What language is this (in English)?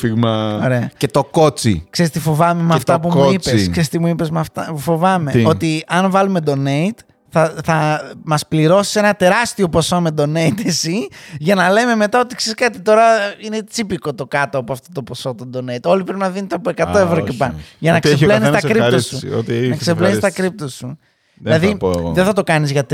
Greek